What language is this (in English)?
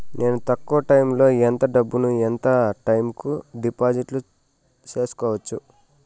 Telugu